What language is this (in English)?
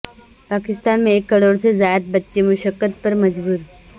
Urdu